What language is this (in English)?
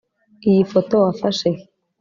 Kinyarwanda